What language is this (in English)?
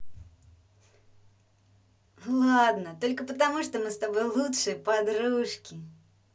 Russian